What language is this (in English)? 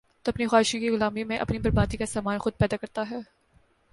Urdu